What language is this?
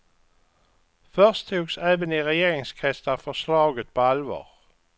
Swedish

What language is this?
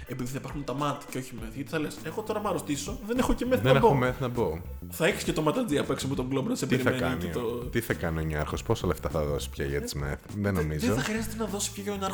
Greek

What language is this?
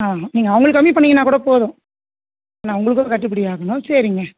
Tamil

